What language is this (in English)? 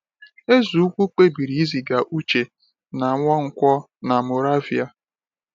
Igbo